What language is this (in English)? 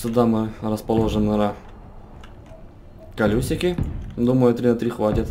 Russian